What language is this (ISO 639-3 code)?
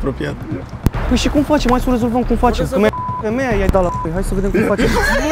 ron